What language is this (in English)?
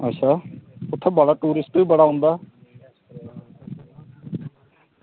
Dogri